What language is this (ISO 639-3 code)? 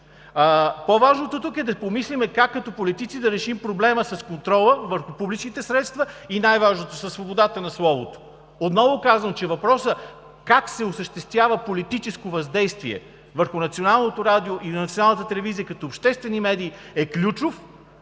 bul